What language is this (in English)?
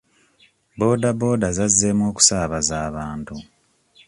Ganda